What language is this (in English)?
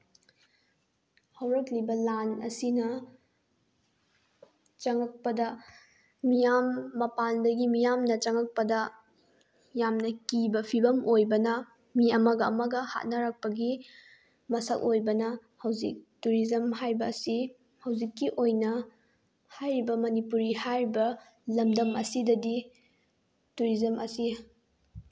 Manipuri